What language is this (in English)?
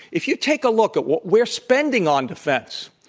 English